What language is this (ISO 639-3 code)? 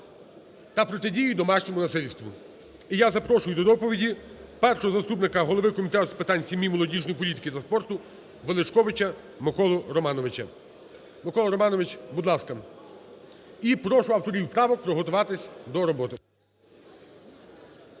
ukr